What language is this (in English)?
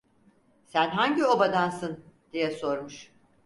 Turkish